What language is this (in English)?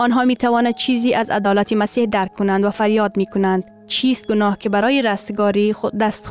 Persian